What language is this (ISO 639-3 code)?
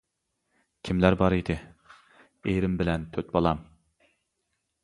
uig